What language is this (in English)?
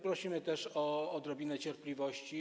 Polish